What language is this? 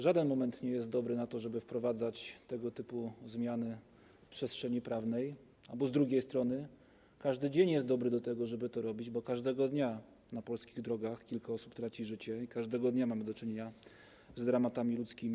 Polish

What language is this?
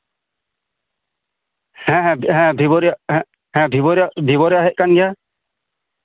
Santali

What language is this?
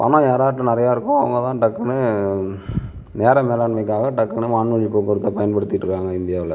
Tamil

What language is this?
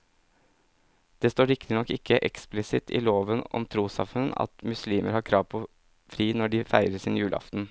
Norwegian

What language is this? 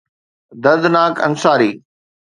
Sindhi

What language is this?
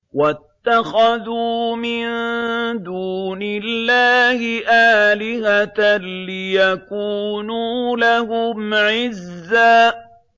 Arabic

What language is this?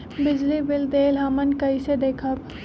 Magahi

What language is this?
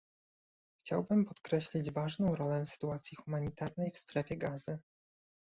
Polish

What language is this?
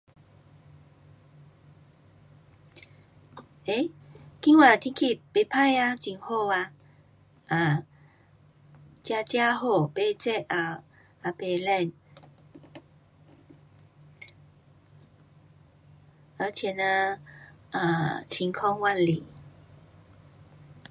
Pu-Xian Chinese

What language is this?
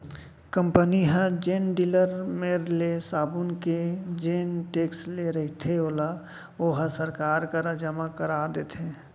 Chhattisgarhi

